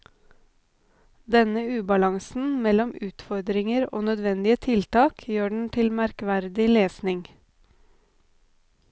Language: Norwegian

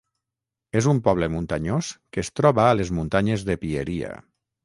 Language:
Catalan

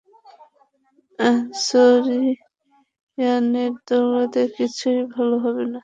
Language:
Bangla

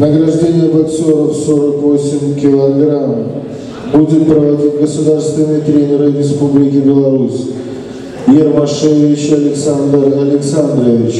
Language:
Russian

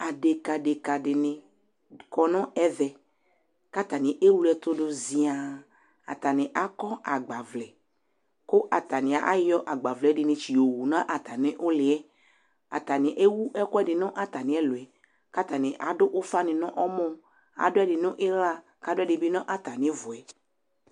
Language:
Ikposo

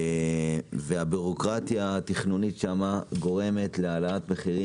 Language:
Hebrew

